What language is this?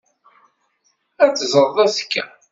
Kabyle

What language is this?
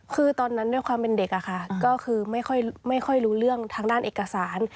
Thai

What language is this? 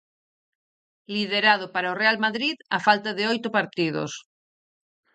Galician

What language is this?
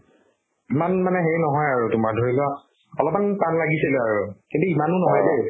Assamese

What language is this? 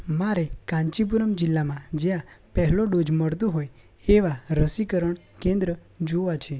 Gujarati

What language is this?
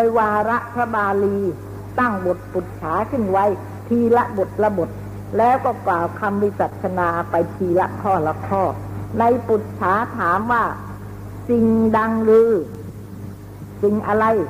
Thai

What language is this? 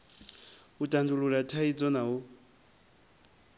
Venda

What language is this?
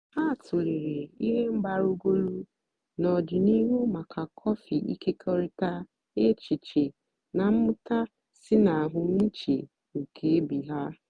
Igbo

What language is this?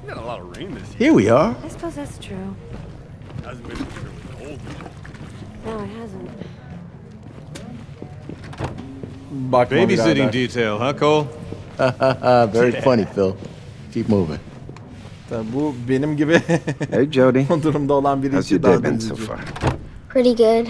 Turkish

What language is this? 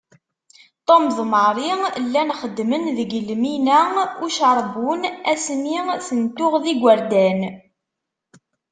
Kabyle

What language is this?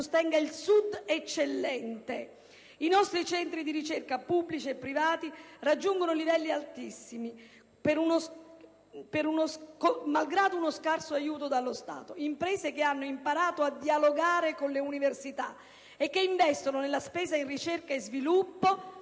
Italian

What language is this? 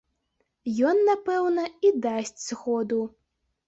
Belarusian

